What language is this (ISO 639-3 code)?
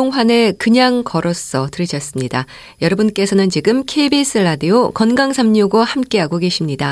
kor